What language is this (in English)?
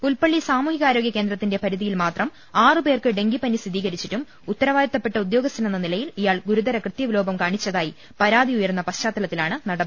Malayalam